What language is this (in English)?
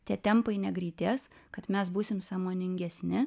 Lithuanian